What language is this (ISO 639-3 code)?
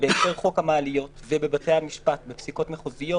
heb